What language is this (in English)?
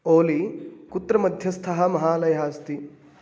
Sanskrit